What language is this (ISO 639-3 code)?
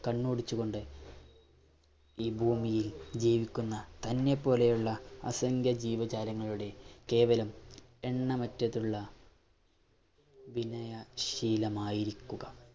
mal